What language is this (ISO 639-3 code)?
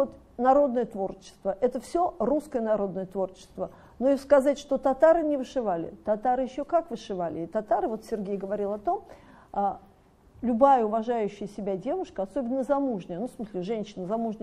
rus